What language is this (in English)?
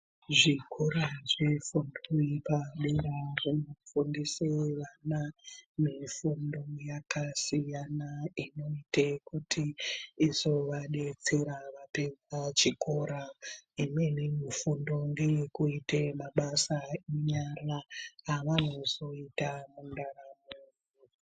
Ndau